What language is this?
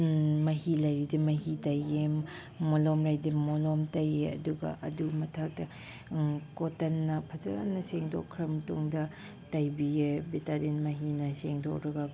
Manipuri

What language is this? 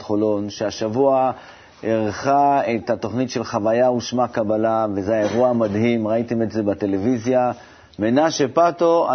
Hebrew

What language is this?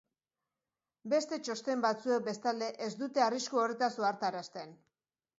Basque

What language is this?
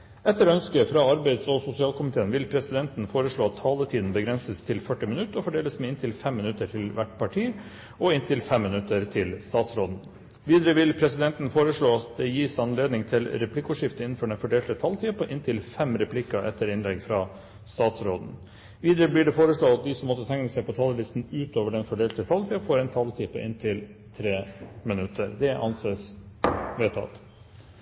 Norwegian Bokmål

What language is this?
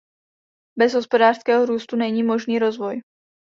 Czech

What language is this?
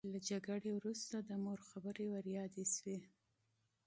Pashto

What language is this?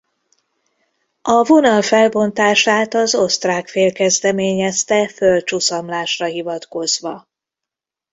Hungarian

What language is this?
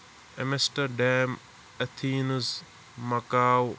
Kashmiri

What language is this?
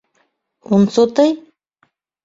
Bashkir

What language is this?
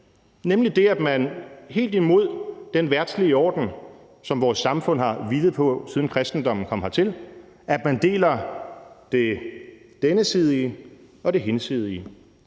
Danish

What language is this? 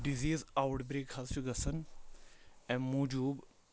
Kashmiri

